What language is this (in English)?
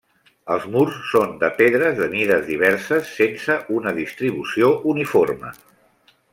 Catalan